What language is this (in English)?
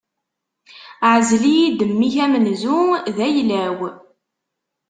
Kabyle